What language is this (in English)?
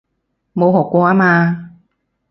Cantonese